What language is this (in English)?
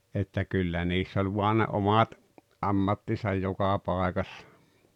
Finnish